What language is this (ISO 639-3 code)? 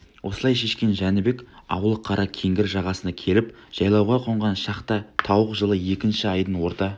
kaz